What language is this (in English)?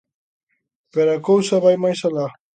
Galician